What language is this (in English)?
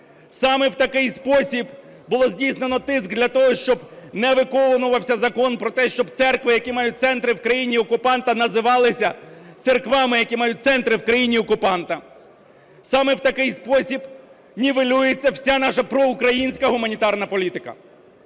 Ukrainian